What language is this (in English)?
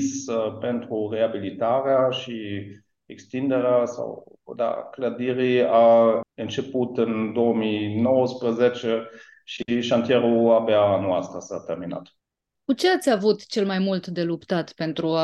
Romanian